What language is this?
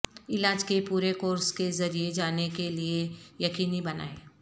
Urdu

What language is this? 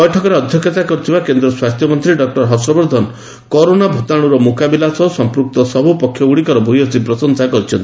Odia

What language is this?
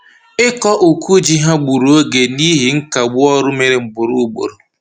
Igbo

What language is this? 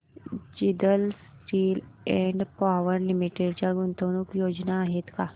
Marathi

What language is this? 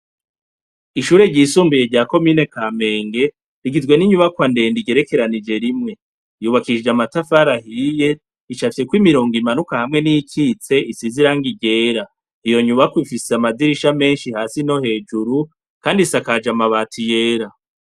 Rundi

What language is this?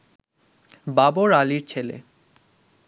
Bangla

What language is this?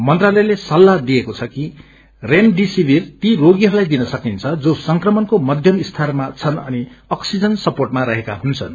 Nepali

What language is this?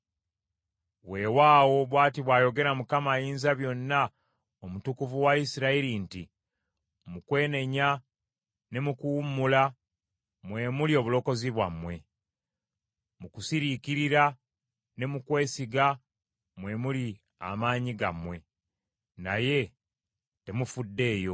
Ganda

